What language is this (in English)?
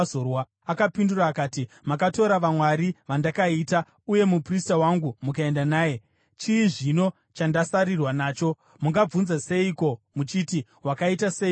Shona